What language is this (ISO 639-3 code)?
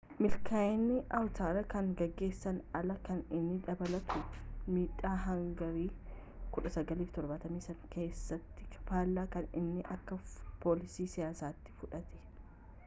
orm